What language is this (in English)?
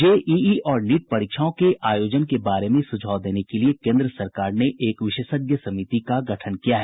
Hindi